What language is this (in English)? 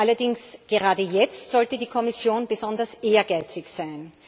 German